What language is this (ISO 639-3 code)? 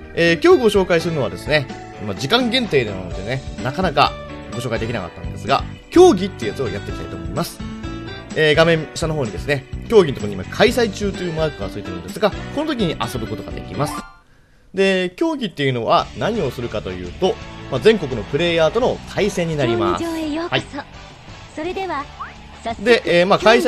jpn